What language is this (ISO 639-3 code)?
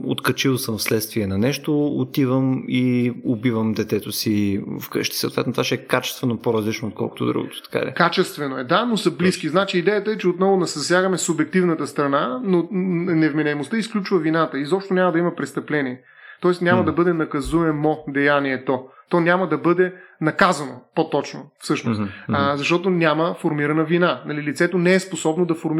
bul